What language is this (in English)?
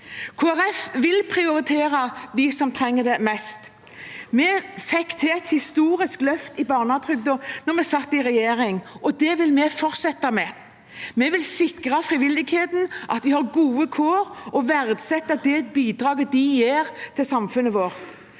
Norwegian